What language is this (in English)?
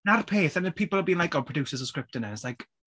Welsh